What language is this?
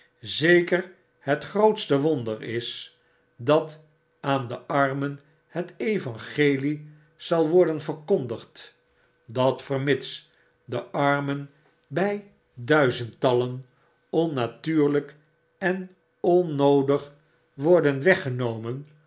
Dutch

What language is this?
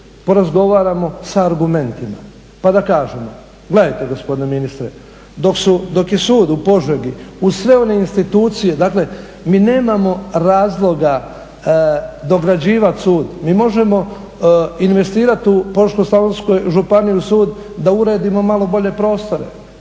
Croatian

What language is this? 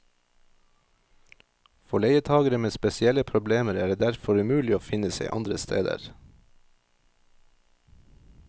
Norwegian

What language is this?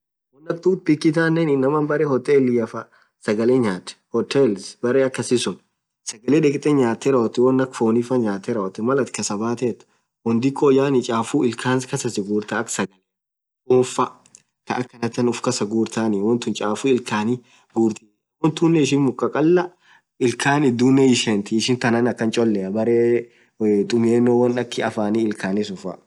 Orma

